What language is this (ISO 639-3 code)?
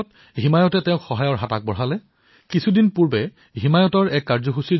asm